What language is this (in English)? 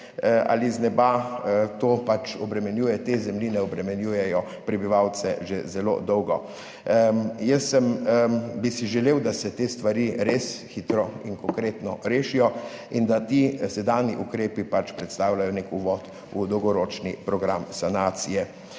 Slovenian